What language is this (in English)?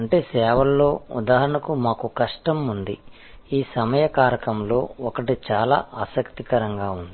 Telugu